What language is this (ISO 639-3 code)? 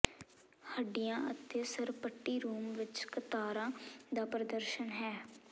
pan